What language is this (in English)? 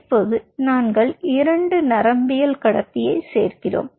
Tamil